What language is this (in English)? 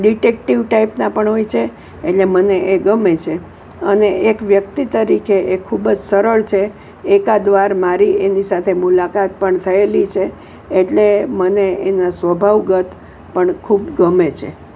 Gujarati